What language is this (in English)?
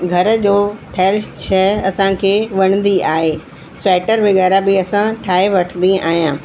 Sindhi